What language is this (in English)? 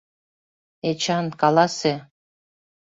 Mari